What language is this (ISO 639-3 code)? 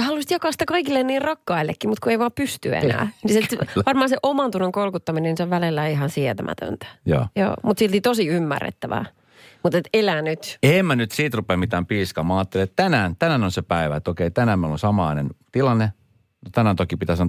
fin